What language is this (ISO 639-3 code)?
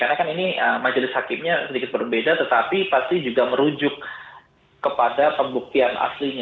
ind